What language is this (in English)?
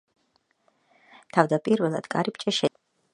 Georgian